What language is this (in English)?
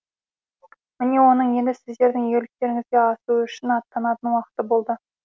Kazakh